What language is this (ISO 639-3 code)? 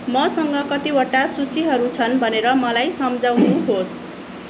nep